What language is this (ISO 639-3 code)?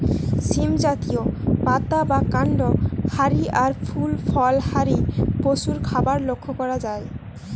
ben